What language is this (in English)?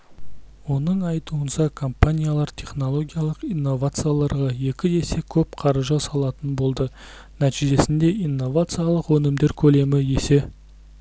Kazakh